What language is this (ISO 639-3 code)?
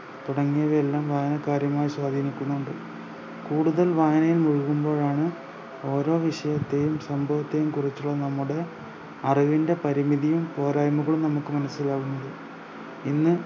mal